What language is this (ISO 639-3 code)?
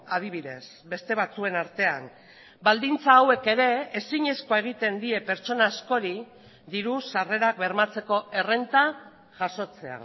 eus